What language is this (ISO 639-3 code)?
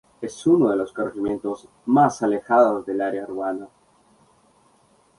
spa